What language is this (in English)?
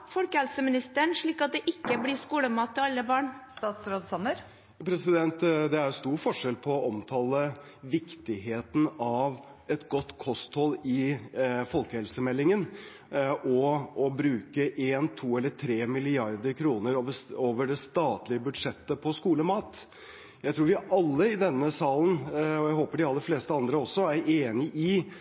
Norwegian Bokmål